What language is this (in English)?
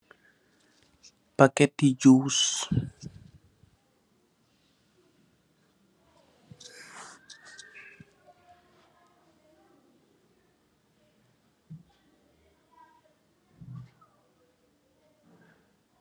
Wolof